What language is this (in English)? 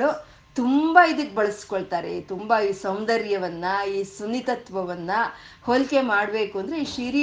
Kannada